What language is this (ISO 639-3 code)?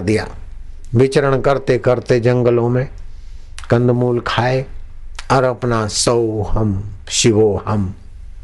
hin